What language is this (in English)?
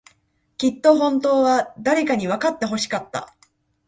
Japanese